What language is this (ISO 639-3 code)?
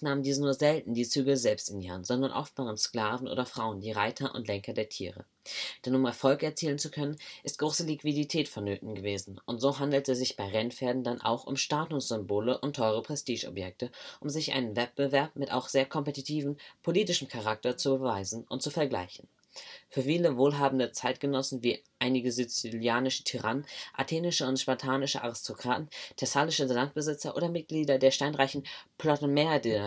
deu